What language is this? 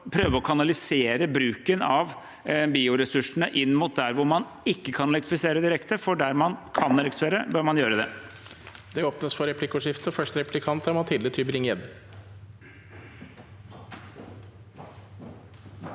Norwegian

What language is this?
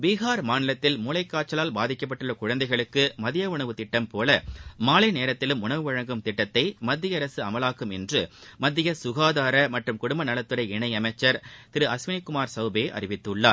Tamil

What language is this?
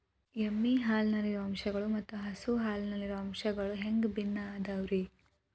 Kannada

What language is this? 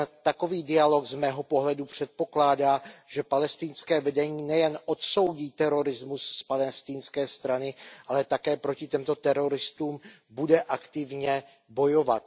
Czech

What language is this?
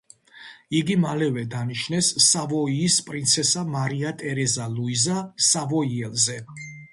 Georgian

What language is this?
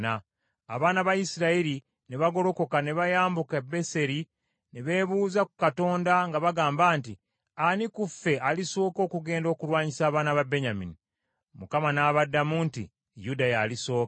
Ganda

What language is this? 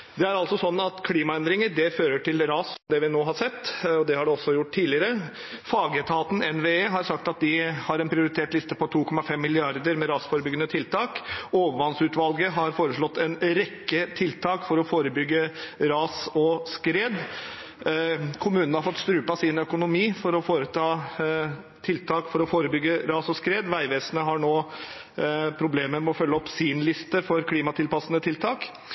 Norwegian Bokmål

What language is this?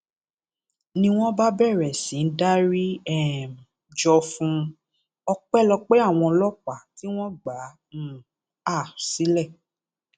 Yoruba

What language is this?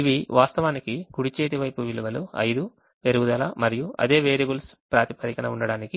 Telugu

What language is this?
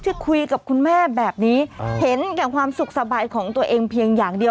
Thai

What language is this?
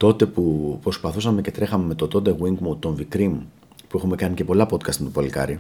Greek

